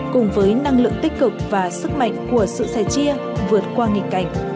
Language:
Vietnamese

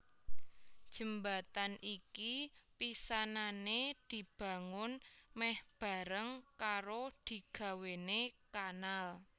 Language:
Javanese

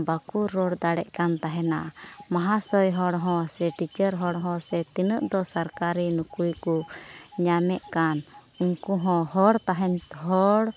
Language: Santali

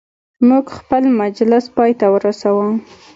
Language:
Pashto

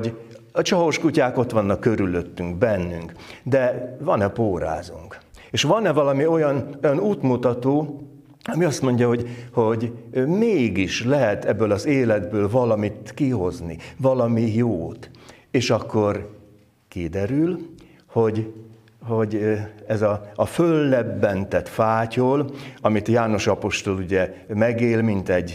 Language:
Hungarian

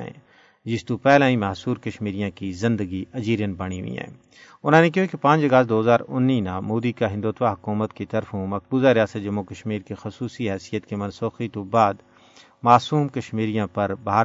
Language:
Urdu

